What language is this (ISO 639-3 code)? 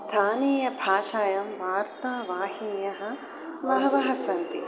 san